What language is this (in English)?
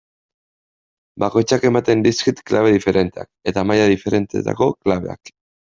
Basque